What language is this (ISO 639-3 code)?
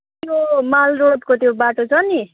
nep